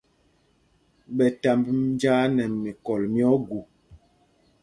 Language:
Mpumpong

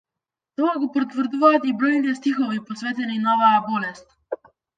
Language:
Macedonian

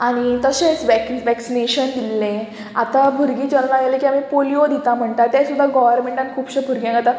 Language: Konkani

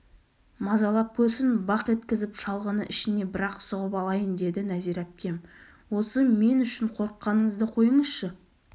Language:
Kazakh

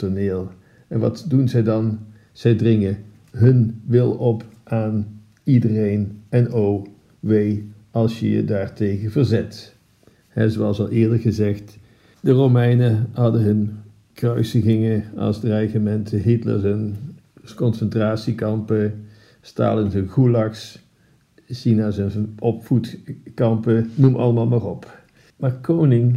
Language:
Dutch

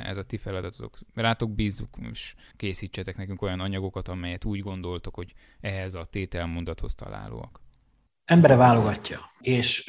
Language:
Hungarian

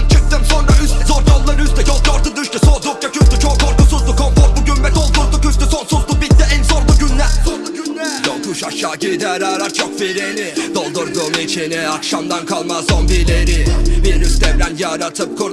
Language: Turkish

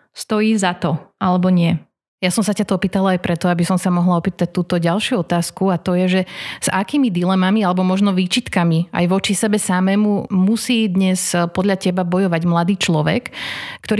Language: Slovak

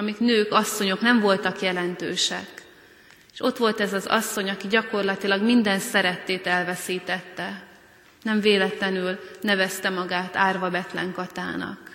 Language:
Hungarian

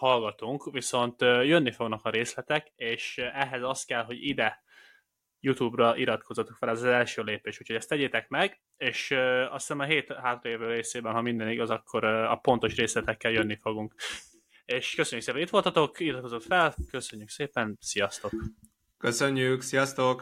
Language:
Hungarian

